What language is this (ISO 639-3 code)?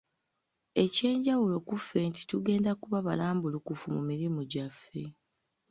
lug